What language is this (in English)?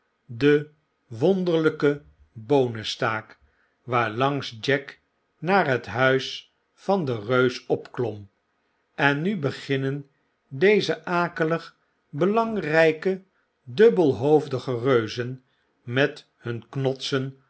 Dutch